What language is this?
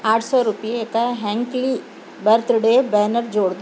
Urdu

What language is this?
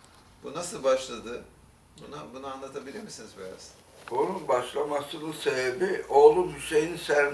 Turkish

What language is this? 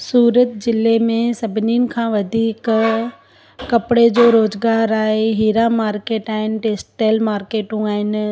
Sindhi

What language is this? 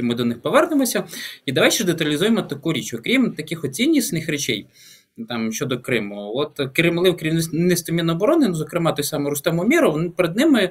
Ukrainian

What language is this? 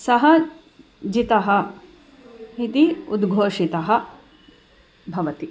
Sanskrit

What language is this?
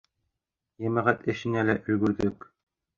Bashkir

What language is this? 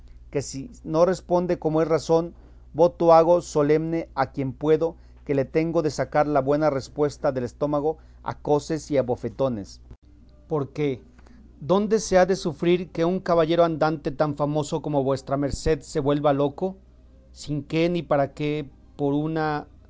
Spanish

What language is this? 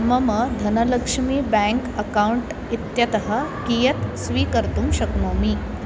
Sanskrit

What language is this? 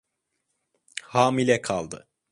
Turkish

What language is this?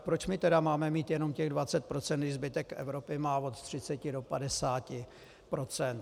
Czech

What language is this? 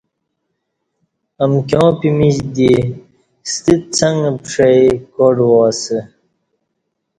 Kati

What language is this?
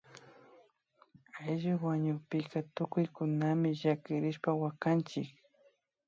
Imbabura Highland Quichua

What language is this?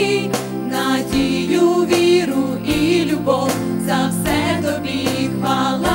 Ukrainian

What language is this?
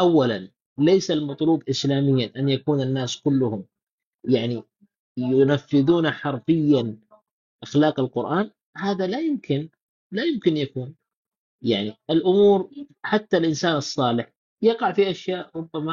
Arabic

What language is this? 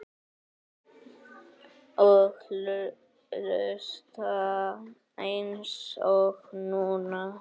Icelandic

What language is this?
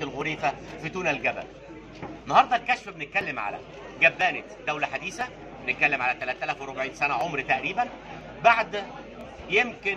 Arabic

